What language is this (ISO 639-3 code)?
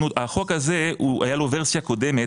heb